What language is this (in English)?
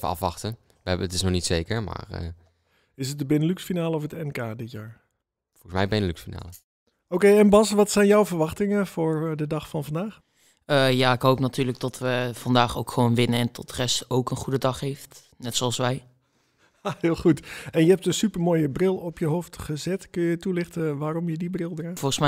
Dutch